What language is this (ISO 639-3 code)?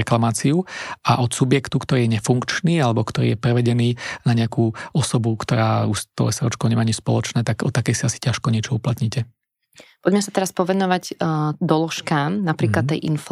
slk